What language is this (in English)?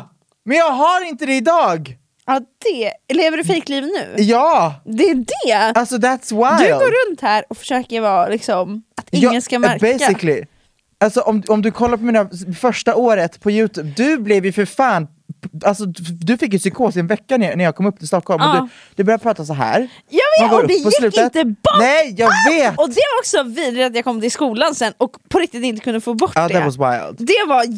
Swedish